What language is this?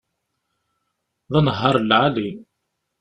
Kabyle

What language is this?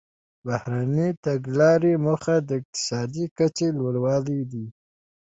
Pashto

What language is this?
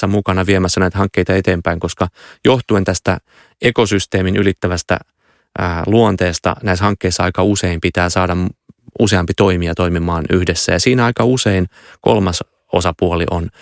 Finnish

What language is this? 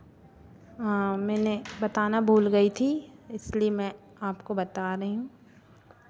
Hindi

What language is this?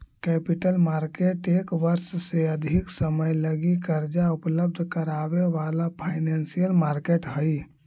Magahi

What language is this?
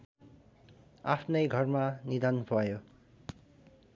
Nepali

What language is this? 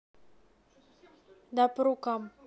Russian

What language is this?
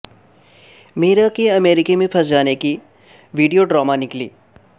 Urdu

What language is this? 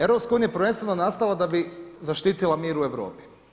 Croatian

